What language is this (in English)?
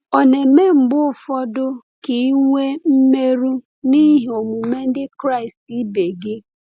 Igbo